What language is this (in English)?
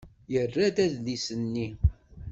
Kabyle